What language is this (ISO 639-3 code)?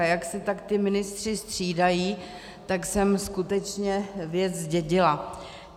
ces